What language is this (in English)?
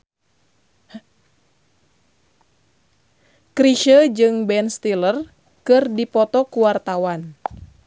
Sundanese